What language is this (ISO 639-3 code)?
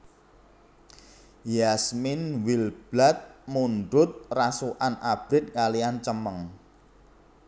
jav